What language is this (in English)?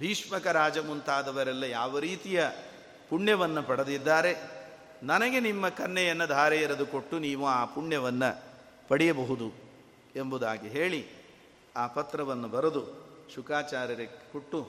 Kannada